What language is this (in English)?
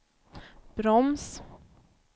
Swedish